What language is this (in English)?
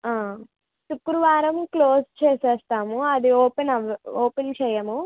Telugu